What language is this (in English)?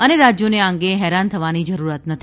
Gujarati